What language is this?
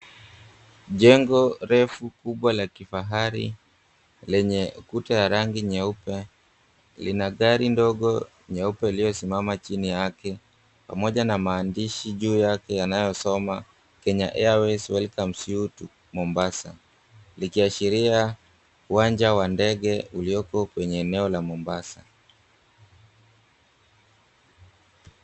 Swahili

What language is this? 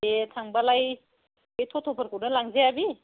Bodo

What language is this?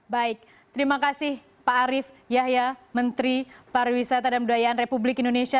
Indonesian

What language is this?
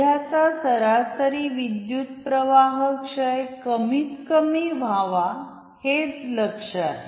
Marathi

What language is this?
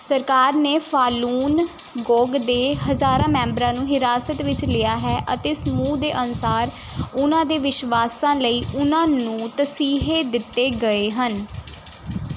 Punjabi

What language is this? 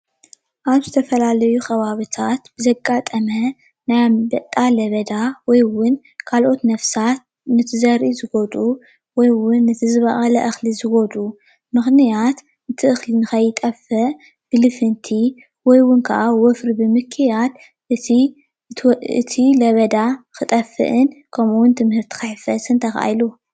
Tigrinya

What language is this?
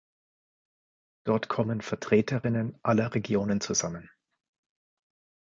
German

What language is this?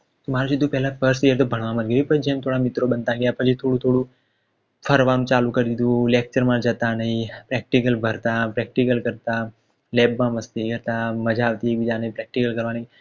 Gujarati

